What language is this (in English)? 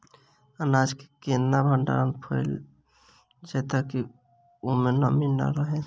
Maithili